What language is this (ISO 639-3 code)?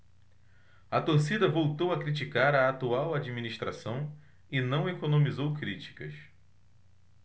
por